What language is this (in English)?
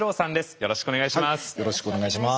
Japanese